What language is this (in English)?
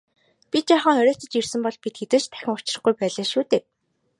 Mongolian